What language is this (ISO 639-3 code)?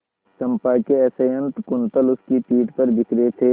hin